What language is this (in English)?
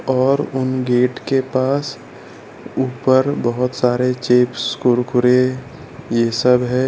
Hindi